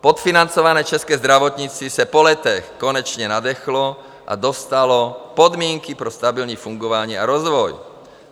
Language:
Czech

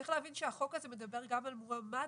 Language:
Hebrew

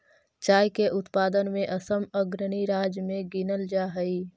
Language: Magahi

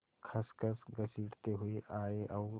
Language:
Hindi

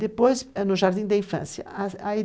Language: Portuguese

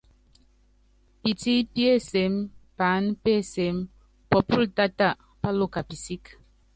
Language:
Yangben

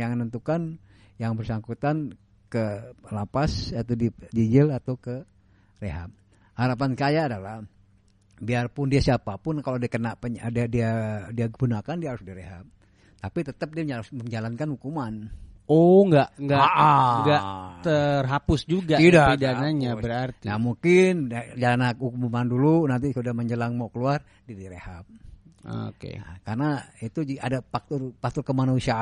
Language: Indonesian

